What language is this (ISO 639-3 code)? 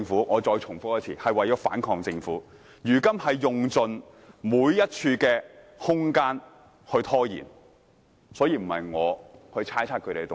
yue